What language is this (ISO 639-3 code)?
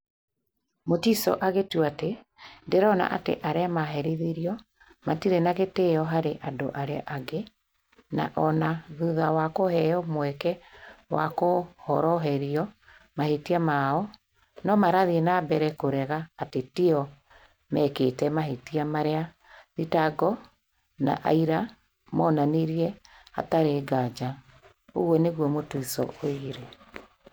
kik